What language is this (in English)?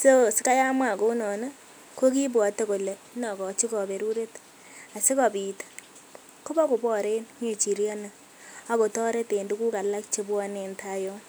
Kalenjin